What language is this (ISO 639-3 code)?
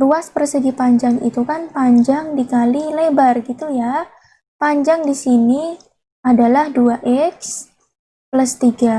ind